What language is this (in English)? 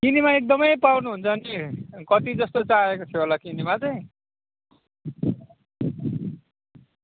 Nepali